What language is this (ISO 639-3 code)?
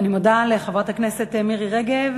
heb